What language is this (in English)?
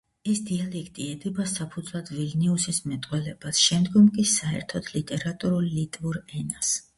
Georgian